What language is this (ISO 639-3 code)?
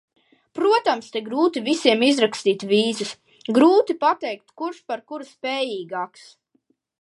lav